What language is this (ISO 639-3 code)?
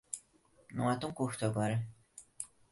por